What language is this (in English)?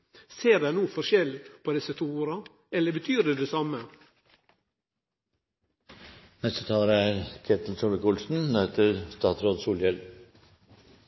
Norwegian